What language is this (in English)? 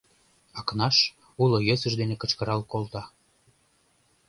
Mari